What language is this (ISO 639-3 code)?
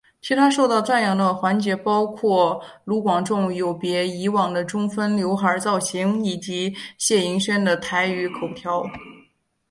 zho